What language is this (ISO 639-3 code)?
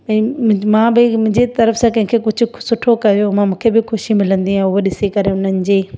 snd